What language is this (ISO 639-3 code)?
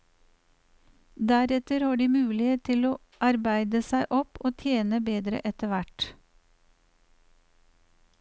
nor